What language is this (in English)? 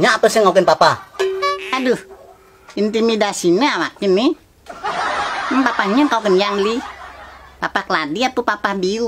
Indonesian